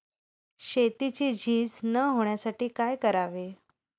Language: Marathi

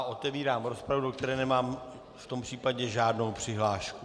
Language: Czech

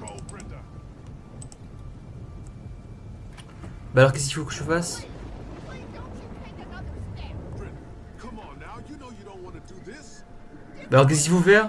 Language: French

